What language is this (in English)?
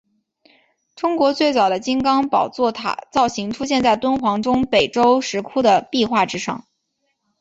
Chinese